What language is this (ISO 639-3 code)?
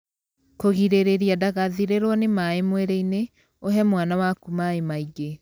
kik